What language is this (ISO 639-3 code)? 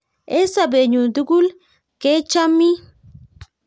kln